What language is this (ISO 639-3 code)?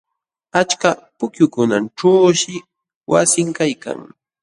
qxw